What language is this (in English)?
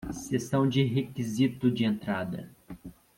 Portuguese